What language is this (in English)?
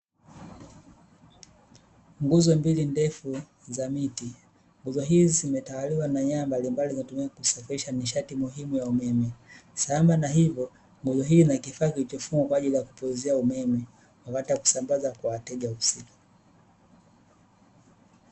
Swahili